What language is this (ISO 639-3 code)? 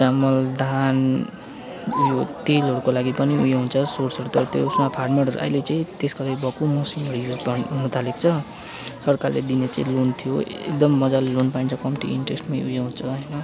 nep